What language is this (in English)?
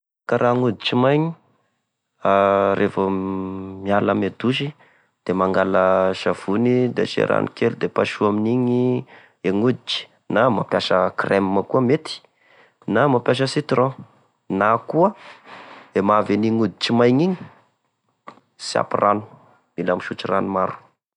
Tesaka Malagasy